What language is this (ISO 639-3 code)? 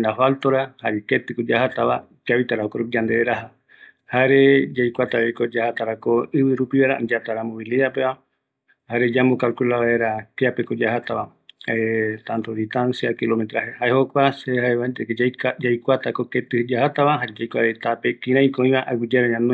gui